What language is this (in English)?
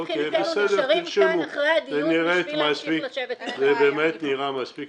Hebrew